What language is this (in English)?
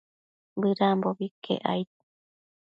Matsés